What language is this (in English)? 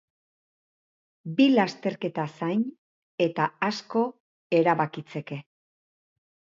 Basque